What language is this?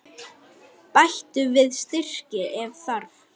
Icelandic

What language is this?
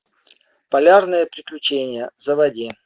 Russian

